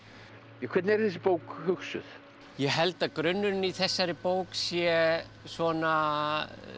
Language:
Icelandic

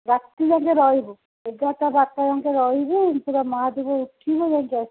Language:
Odia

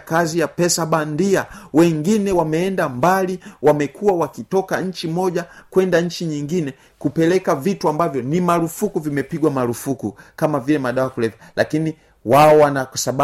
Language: Swahili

